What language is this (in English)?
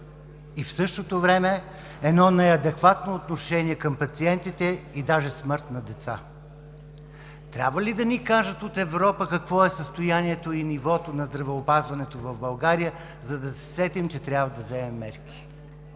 Bulgarian